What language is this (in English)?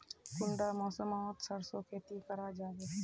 Magahi